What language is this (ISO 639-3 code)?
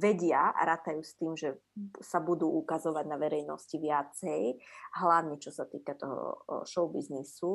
slk